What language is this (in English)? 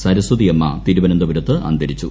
Malayalam